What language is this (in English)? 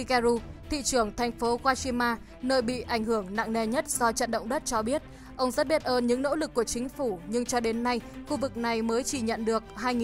Vietnamese